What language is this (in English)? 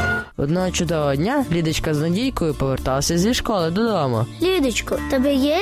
Ukrainian